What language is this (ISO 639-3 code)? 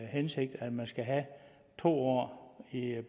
dan